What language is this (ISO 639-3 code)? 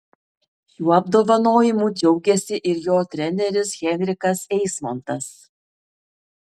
lit